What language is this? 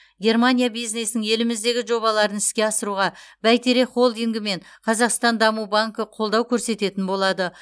Kazakh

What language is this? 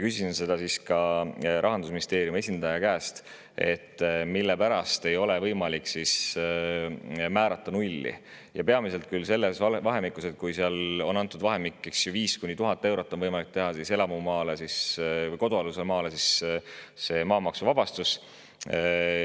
Estonian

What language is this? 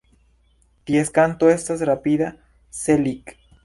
Esperanto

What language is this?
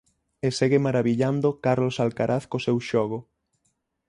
Galician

